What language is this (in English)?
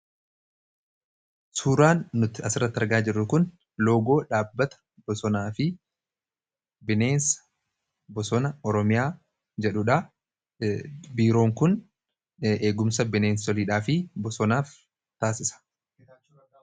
Oromo